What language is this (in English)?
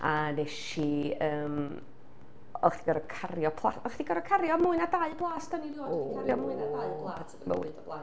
Welsh